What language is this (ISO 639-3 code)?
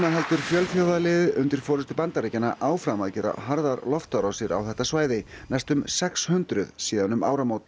isl